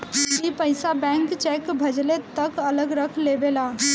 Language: Bhojpuri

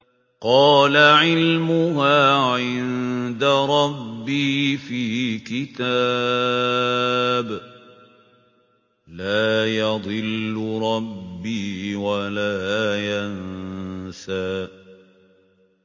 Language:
Arabic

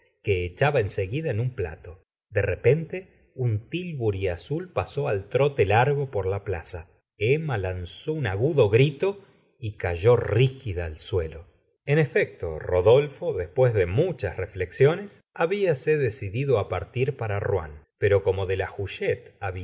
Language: Spanish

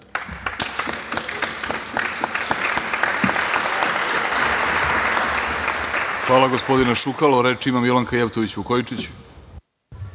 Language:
Serbian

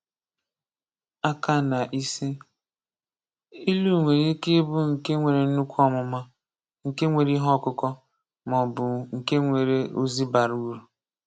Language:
Igbo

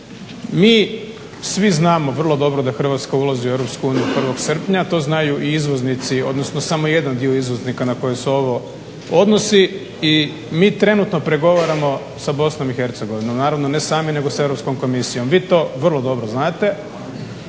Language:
Croatian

